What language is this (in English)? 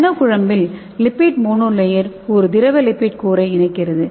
Tamil